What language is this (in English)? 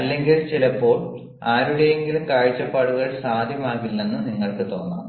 Malayalam